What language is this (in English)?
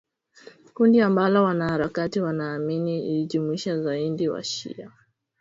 Swahili